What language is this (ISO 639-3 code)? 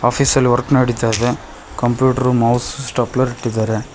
kan